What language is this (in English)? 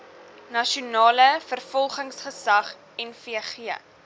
Afrikaans